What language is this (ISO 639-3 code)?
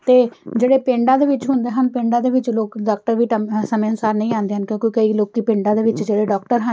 pan